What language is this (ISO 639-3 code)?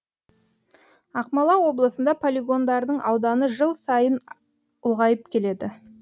kaz